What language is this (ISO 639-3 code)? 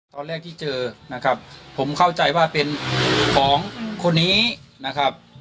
tha